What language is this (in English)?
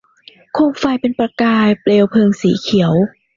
Thai